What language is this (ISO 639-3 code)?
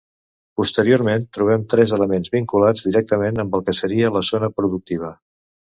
cat